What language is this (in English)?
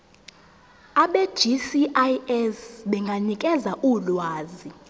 Zulu